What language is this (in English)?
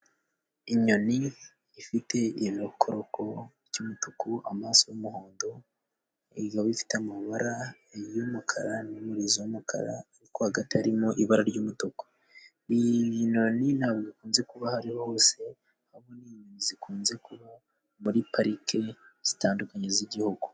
Kinyarwanda